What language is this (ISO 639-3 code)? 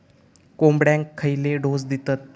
mar